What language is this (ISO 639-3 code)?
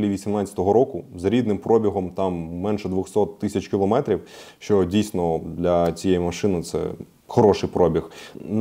ukr